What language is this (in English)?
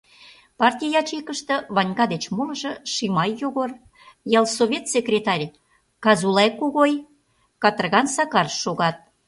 Mari